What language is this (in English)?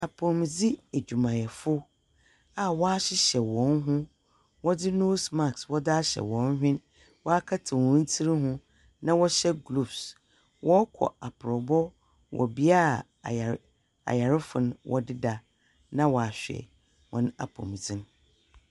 Akan